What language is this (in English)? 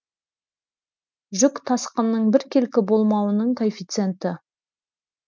Kazakh